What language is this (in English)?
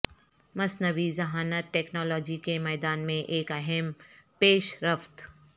Urdu